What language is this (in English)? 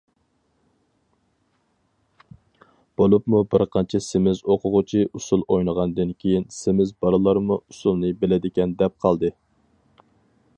Uyghur